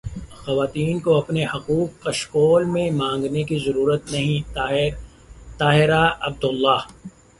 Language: Urdu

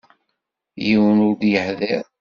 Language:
Kabyle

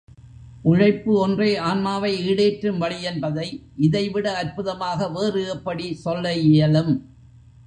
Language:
Tamil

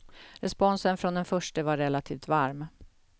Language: Swedish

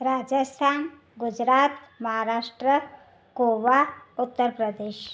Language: Sindhi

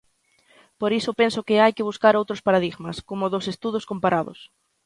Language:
Galician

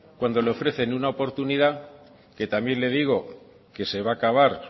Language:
Spanish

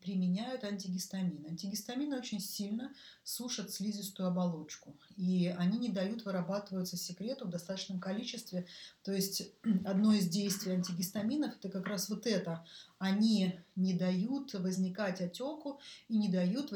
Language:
Russian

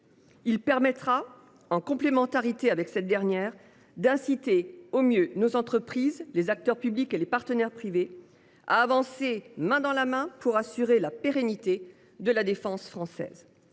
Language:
French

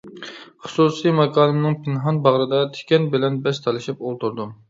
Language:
Uyghur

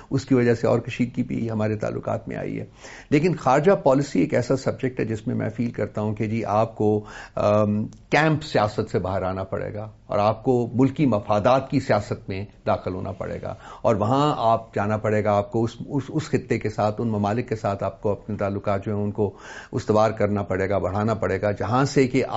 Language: Urdu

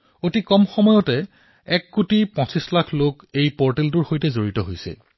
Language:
Assamese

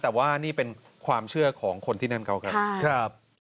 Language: Thai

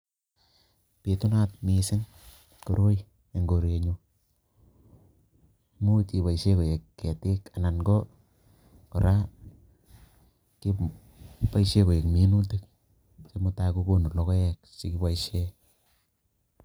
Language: Kalenjin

